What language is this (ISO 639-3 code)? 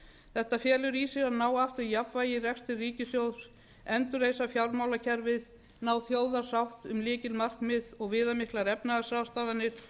isl